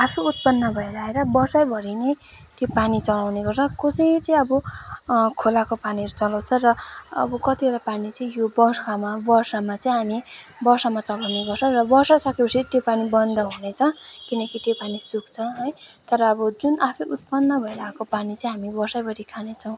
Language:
Nepali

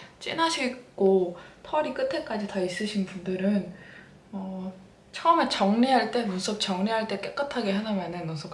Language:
Korean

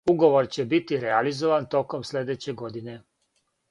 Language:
Serbian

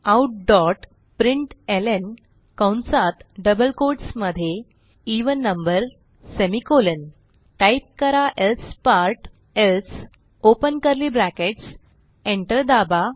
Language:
Marathi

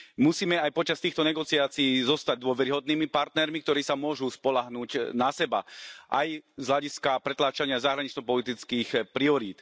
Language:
Slovak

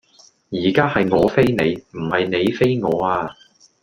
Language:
Cantonese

